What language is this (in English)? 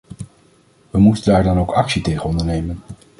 Dutch